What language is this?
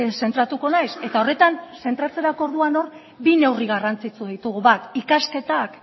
Basque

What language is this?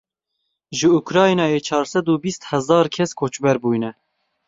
Kurdish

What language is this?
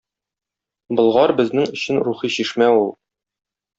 Tatar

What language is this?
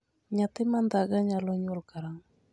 Luo (Kenya and Tanzania)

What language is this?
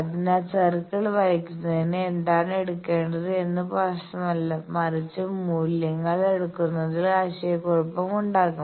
Malayalam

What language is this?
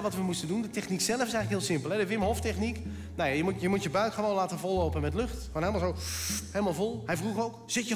Dutch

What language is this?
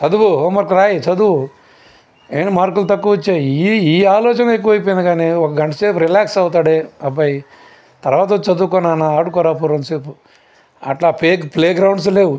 Telugu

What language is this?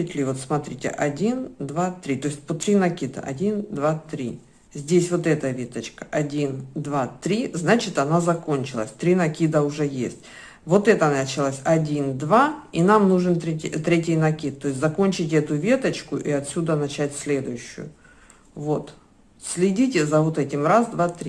Russian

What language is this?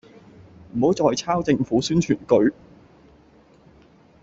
Cantonese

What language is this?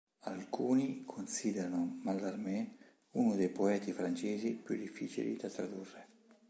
Italian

